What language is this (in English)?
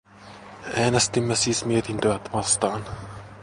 Finnish